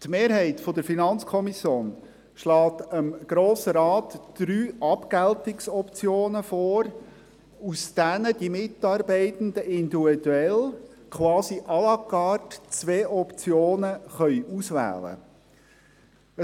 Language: Swiss German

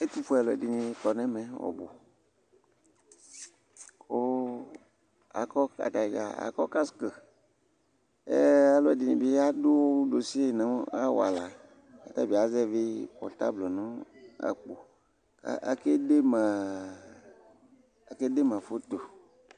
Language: Ikposo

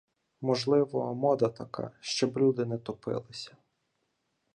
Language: Ukrainian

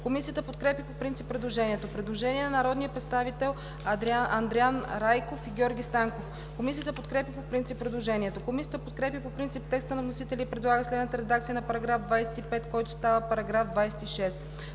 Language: Bulgarian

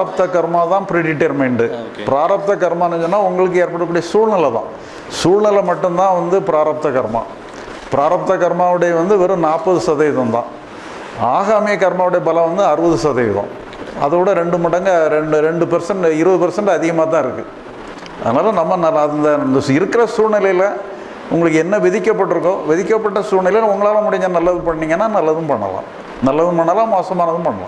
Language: English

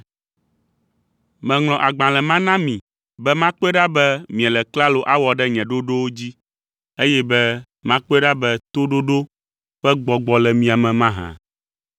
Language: Ewe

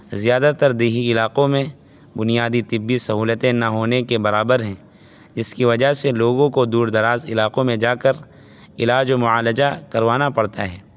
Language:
Urdu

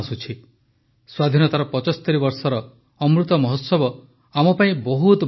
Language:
Odia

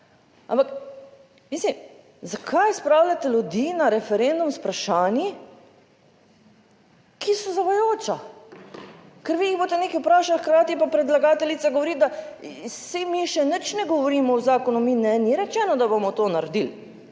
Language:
Slovenian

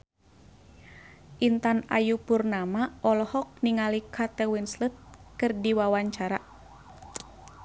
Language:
Sundanese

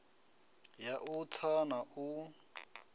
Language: Venda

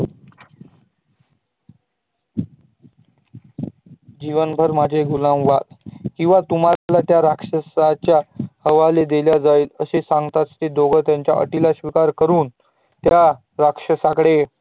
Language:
Marathi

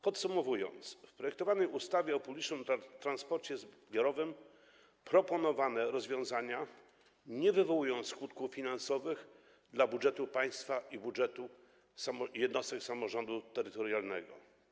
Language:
Polish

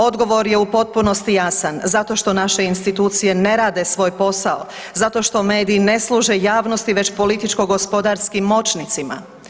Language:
Croatian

